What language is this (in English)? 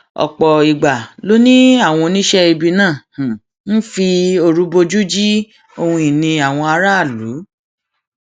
Yoruba